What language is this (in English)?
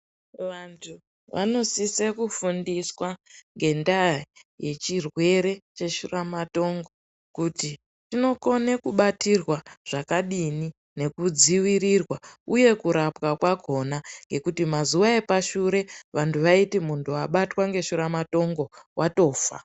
Ndau